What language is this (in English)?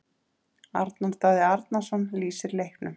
Icelandic